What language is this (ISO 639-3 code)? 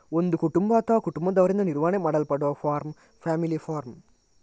kan